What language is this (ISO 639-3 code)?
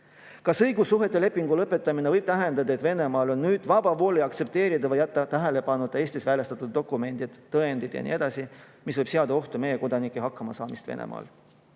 est